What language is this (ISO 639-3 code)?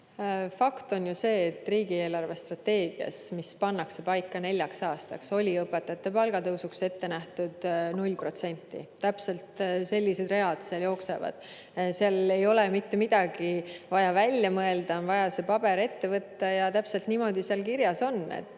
est